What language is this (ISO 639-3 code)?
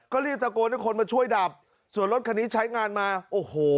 tha